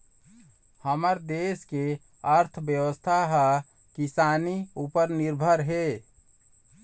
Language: Chhattisgarhi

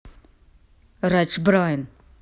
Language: Russian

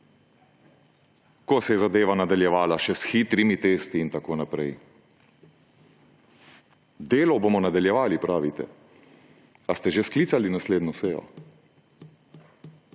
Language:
Slovenian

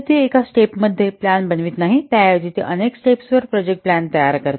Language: Marathi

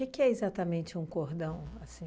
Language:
Portuguese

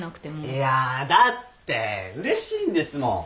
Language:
Japanese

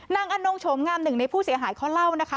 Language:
Thai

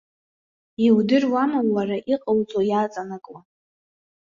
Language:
Abkhazian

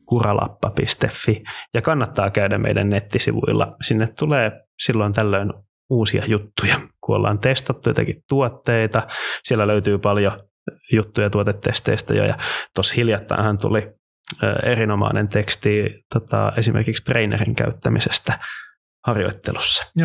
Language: Finnish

